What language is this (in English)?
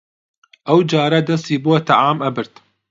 Central Kurdish